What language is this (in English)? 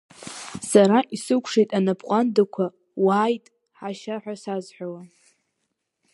Abkhazian